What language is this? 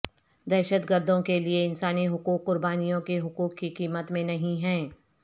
Urdu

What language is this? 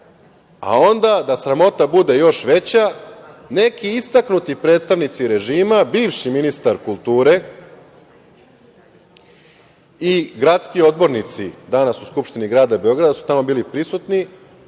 Serbian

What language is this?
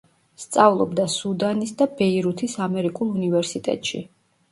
Georgian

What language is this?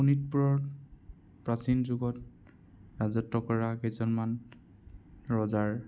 Assamese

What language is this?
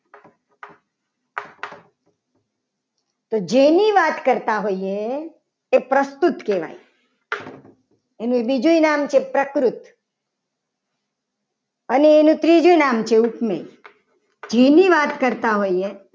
Gujarati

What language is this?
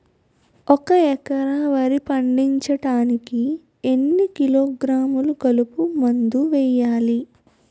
Telugu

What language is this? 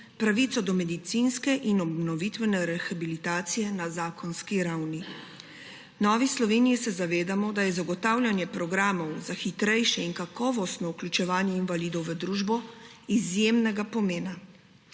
Slovenian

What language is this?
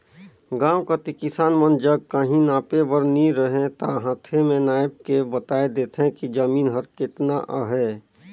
Chhattisgarhi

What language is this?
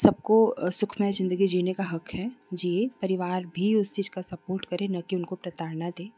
Hindi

